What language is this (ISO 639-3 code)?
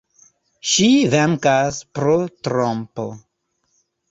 epo